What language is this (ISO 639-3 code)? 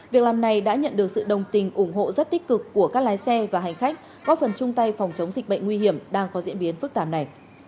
vie